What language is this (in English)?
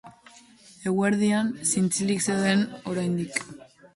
Basque